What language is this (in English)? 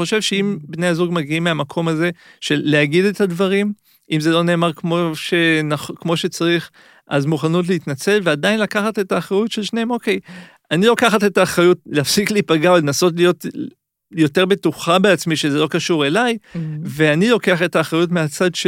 Hebrew